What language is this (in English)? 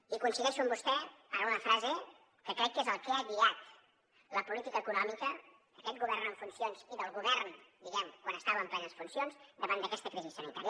Catalan